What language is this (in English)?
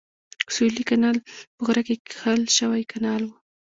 Pashto